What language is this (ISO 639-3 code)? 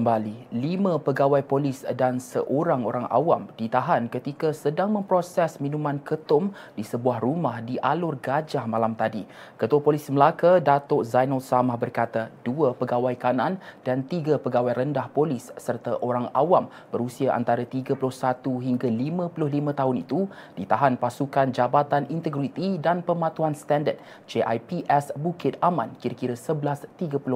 msa